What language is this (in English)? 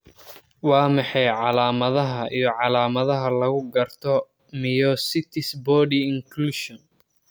Somali